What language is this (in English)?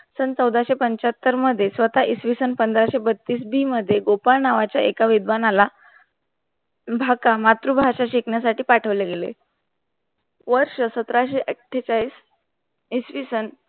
Marathi